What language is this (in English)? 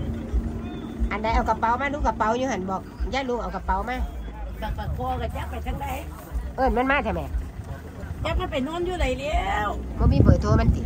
Thai